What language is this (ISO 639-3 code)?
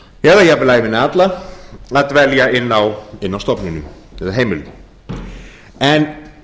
isl